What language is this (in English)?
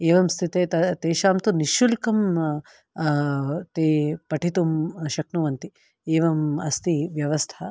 Sanskrit